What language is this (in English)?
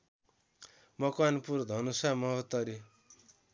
Nepali